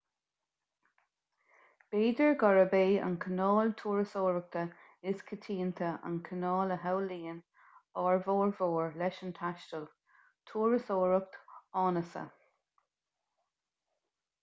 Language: Irish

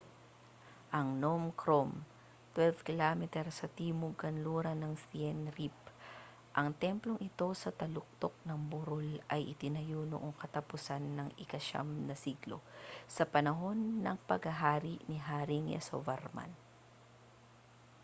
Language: Filipino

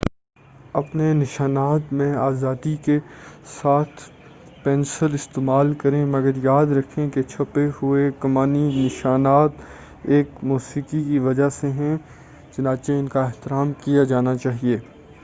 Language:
Urdu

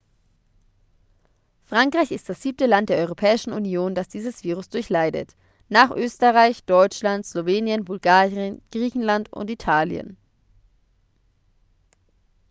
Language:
German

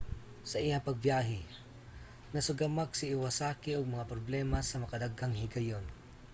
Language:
Cebuano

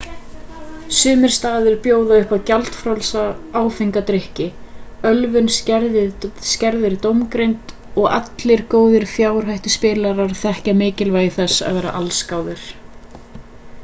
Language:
Icelandic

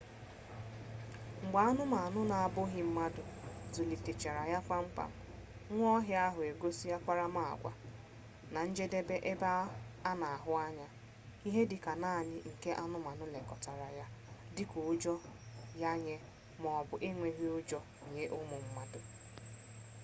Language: Igbo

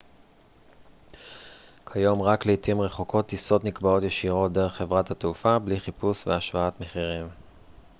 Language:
Hebrew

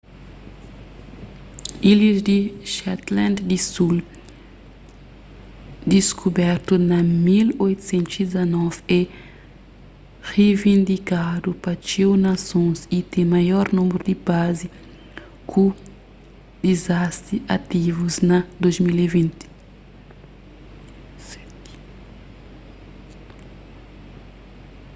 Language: Kabuverdianu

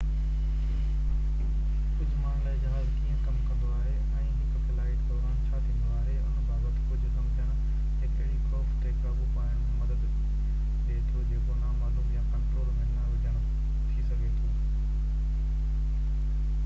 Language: Sindhi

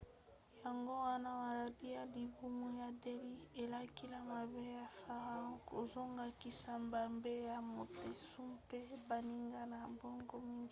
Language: Lingala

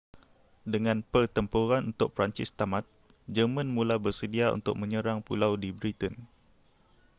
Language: Malay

